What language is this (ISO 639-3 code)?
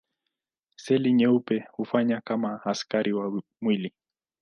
swa